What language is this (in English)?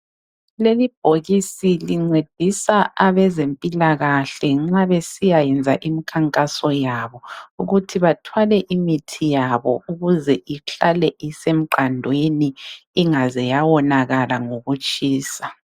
North Ndebele